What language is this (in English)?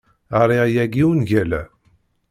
Kabyle